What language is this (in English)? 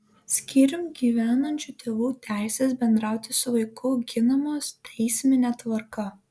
Lithuanian